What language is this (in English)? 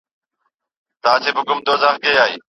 Pashto